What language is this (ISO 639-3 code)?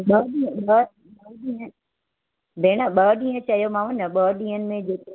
snd